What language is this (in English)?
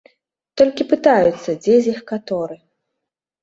Belarusian